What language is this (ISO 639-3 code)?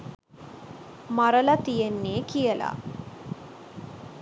sin